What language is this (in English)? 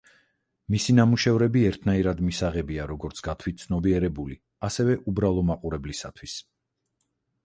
Georgian